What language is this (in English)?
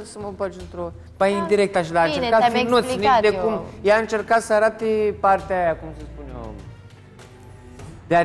Romanian